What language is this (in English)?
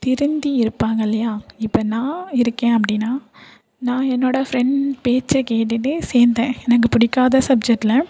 Tamil